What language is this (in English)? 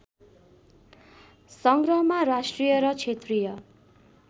Nepali